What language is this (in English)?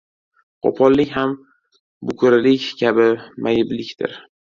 Uzbek